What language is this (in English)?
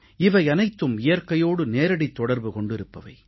Tamil